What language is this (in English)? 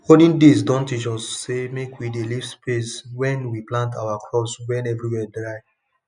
Nigerian Pidgin